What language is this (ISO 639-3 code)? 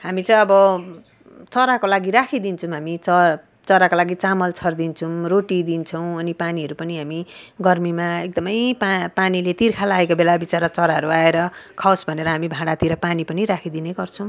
nep